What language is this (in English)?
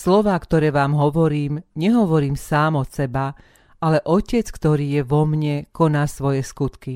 Slovak